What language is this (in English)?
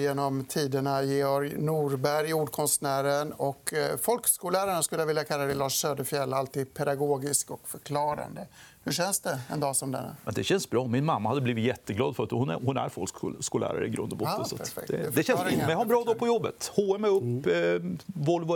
Swedish